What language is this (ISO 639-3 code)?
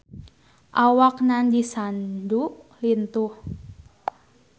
sun